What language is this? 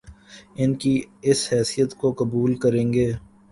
Urdu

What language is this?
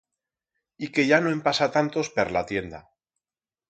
Aragonese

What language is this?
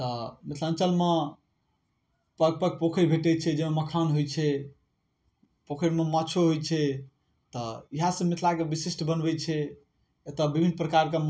Maithili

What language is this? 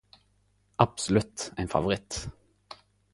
Norwegian Nynorsk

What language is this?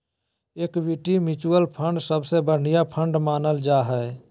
Magahi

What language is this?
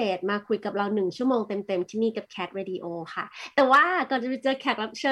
Thai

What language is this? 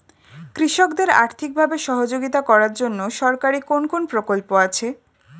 Bangla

